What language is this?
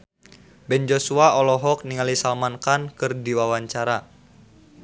Sundanese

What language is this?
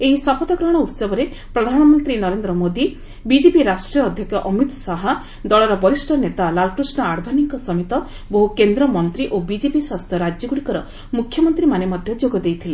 Odia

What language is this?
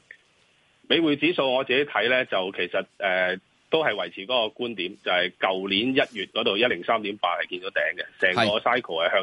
Chinese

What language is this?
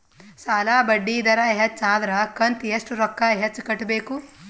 Kannada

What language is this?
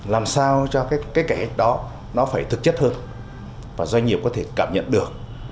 Vietnamese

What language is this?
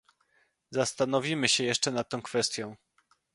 Polish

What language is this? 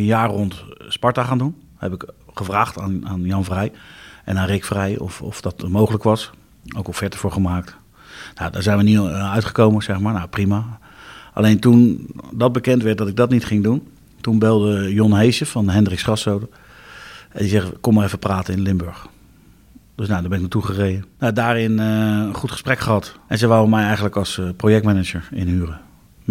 Dutch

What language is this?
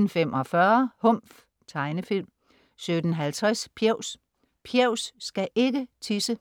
Danish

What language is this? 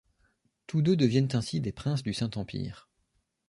French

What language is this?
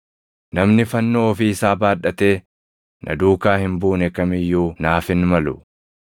Oromo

